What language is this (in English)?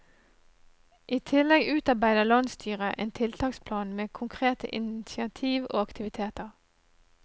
Norwegian